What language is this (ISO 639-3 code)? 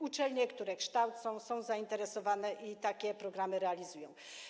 pol